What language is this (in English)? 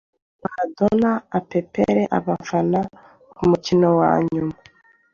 Kinyarwanda